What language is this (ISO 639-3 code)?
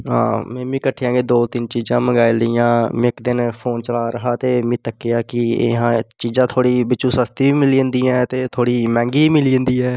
doi